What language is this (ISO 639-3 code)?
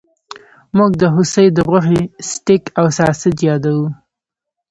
pus